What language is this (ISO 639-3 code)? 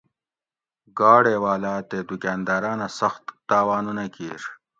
gwc